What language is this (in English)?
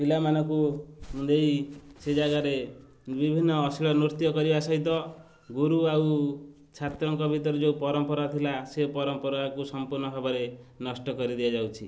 Odia